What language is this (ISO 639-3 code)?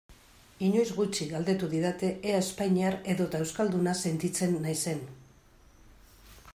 eus